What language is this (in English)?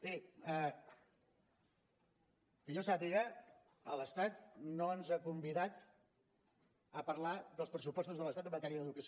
Catalan